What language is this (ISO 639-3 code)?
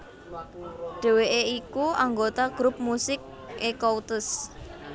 jav